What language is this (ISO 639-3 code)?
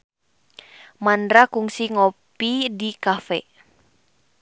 sun